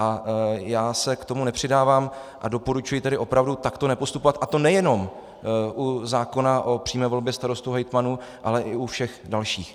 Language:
Czech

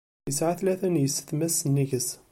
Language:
Kabyle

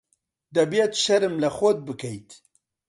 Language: Central Kurdish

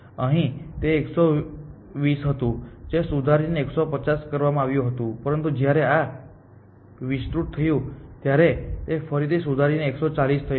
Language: Gujarati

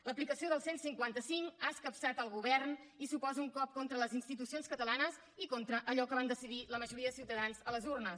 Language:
Catalan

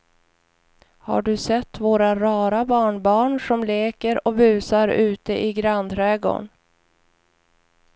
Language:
Swedish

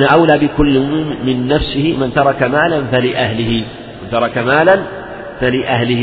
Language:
Arabic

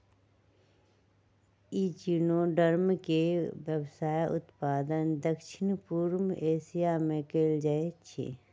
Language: Magahi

